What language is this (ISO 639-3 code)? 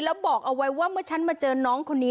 tha